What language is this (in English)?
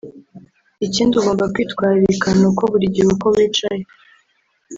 Kinyarwanda